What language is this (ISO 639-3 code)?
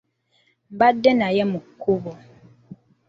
lug